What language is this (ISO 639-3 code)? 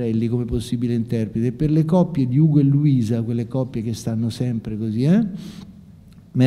ita